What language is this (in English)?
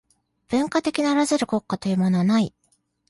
Japanese